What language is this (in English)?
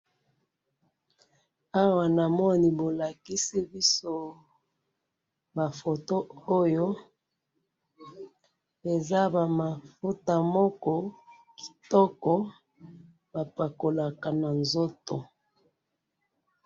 Lingala